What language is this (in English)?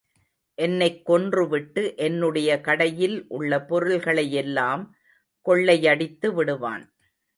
Tamil